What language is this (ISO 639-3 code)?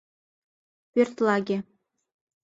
chm